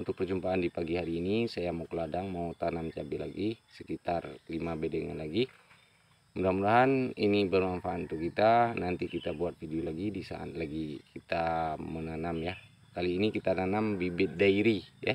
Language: Indonesian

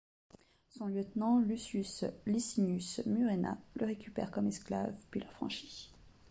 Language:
French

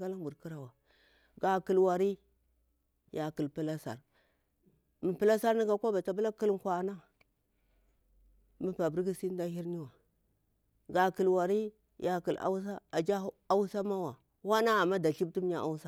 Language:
Bura-Pabir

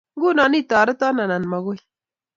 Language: Kalenjin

